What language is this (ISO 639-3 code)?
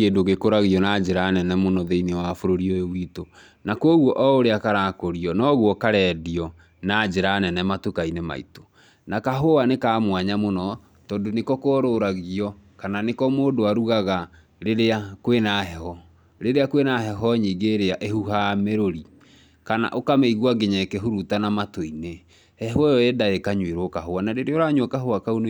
kik